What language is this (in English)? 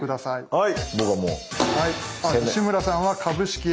Japanese